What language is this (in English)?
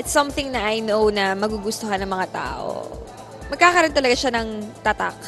Filipino